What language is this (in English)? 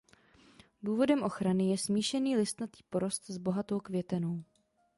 Czech